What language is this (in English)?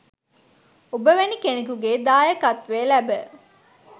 Sinhala